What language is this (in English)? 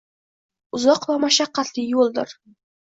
Uzbek